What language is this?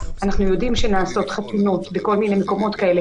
Hebrew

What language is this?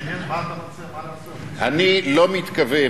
Hebrew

